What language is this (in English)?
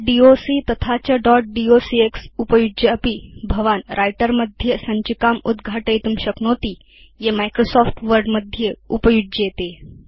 Sanskrit